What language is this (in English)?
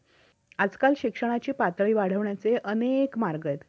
Marathi